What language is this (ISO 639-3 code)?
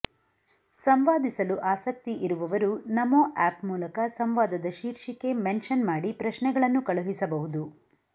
kan